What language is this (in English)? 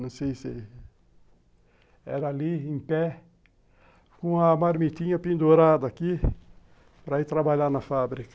Portuguese